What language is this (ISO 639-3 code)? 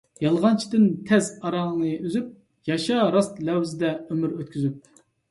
uig